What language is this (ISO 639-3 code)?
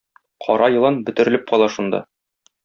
tat